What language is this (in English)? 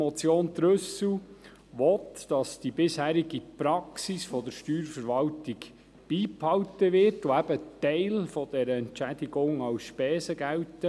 Swiss German